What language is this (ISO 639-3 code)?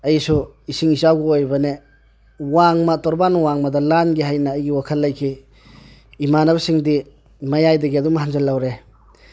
mni